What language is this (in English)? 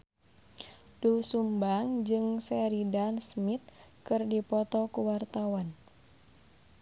Sundanese